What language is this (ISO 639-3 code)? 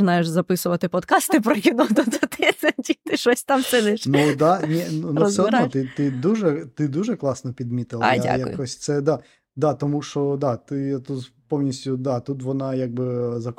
ukr